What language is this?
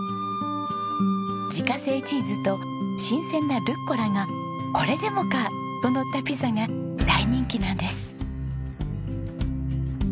Japanese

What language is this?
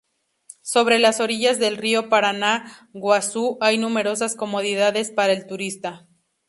Spanish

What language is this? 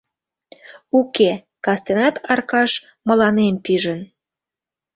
Mari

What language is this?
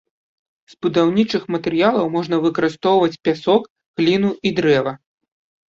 Belarusian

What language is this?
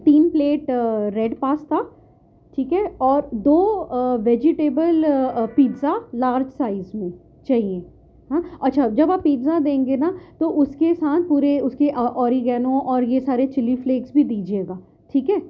Urdu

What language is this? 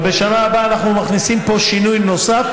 Hebrew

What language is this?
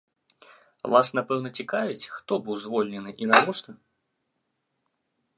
Belarusian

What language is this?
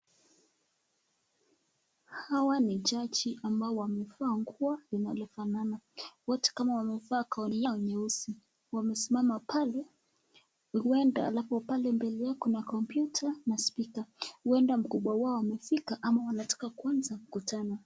Swahili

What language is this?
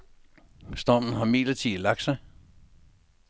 Danish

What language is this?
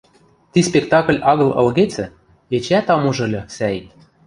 Western Mari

